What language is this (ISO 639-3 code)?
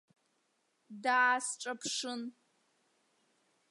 abk